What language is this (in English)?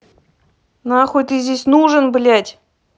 Russian